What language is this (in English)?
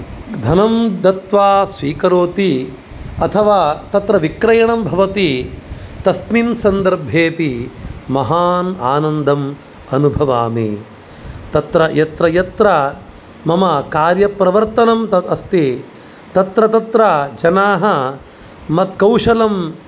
Sanskrit